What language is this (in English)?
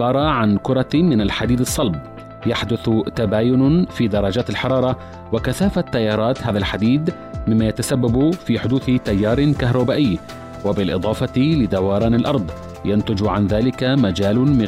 Arabic